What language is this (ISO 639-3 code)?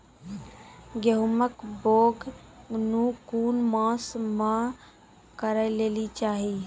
mai